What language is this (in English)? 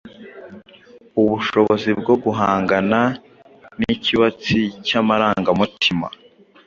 Kinyarwanda